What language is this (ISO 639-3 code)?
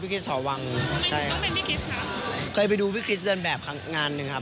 tha